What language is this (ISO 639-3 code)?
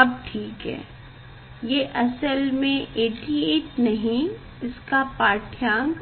hin